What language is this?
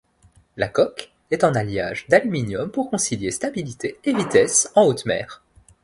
French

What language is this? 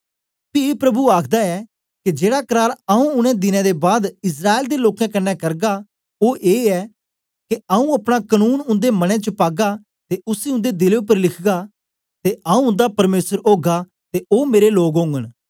Dogri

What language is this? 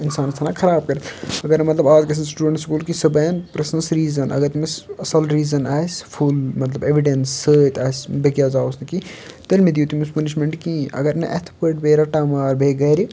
Kashmiri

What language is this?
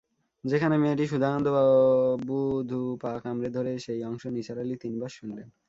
Bangla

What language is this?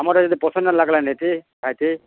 Odia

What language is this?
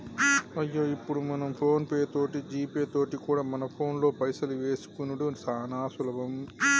Telugu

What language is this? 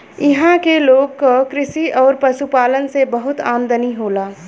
Bhojpuri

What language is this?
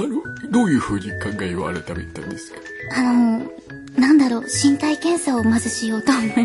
Japanese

